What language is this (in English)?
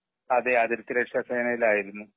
Malayalam